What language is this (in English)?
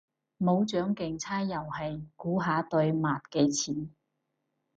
Cantonese